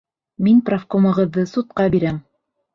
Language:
Bashkir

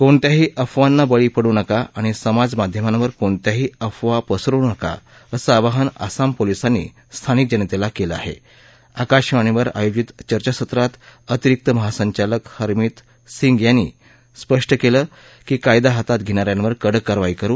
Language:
Marathi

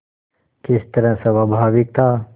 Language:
Hindi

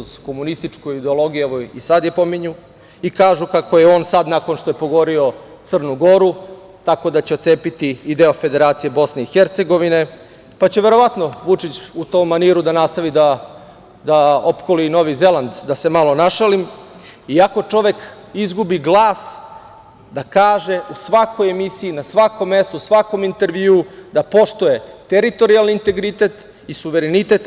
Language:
Serbian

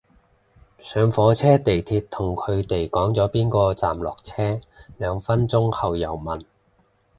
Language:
Cantonese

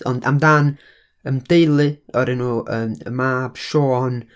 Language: Welsh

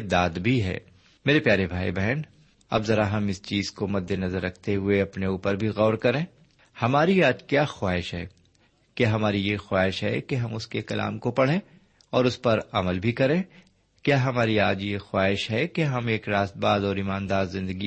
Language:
Urdu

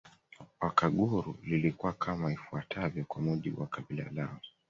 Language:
Swahili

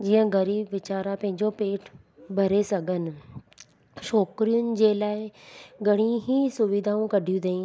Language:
Sindhi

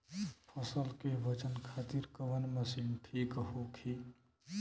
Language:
Bhojpuri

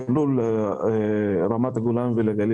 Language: Hebrew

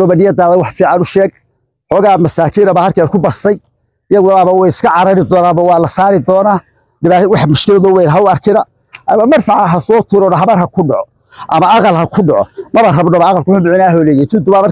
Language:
Arabic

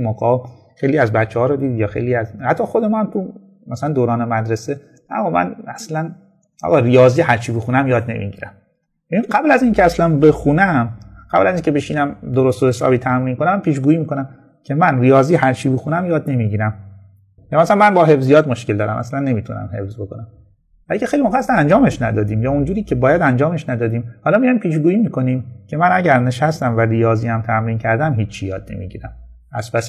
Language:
Persian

